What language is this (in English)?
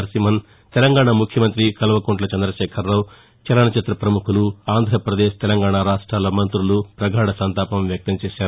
Telugu